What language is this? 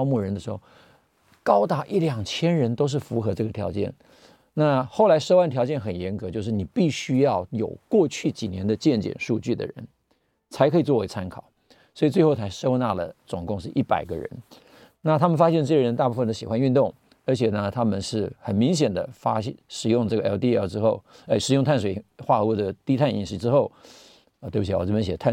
Chinese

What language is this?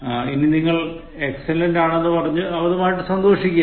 Malayalam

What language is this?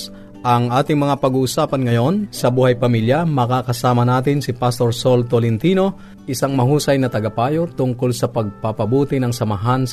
Filipino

